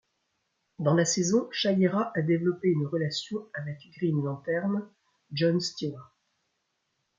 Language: French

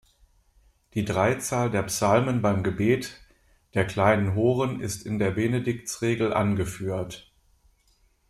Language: German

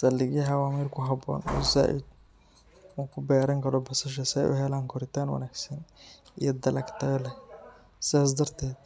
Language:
Somali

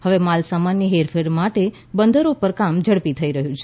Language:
Gujarati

